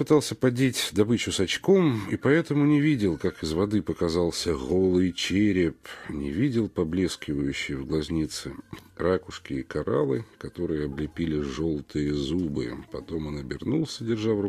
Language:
Russian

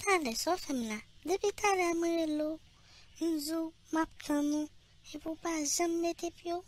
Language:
French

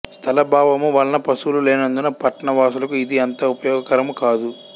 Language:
Telugu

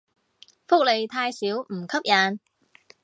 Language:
Cantonese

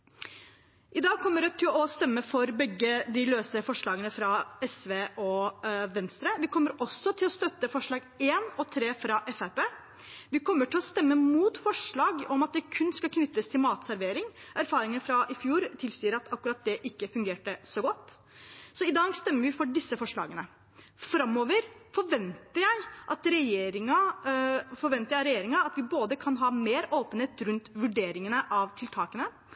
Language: Norwegian Bokmål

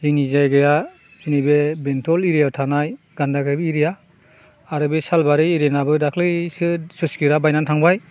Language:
Bodo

